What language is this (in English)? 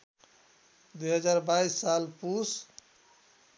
Nepali